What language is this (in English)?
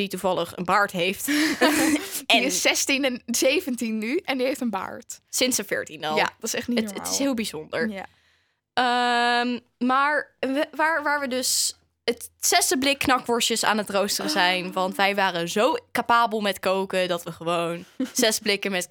Dutch